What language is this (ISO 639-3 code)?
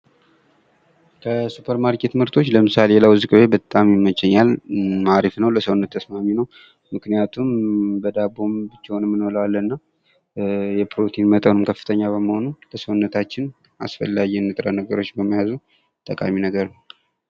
amh